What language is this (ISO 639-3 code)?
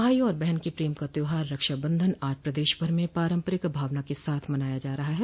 hin